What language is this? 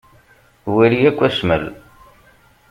Kabyle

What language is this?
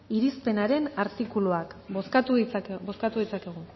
Basque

